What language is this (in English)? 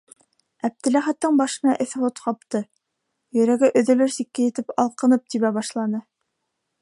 Bashkir